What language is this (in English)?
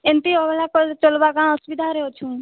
Odia